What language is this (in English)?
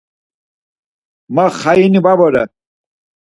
Laz